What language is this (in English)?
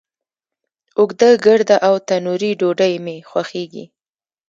Pashto